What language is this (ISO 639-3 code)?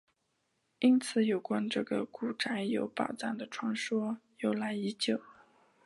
zho